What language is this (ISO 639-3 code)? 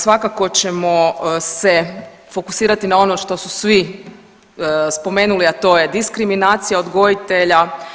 hrv